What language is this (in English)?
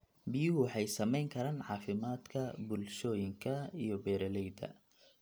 Somali